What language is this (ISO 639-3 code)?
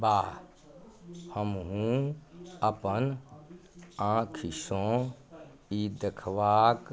mai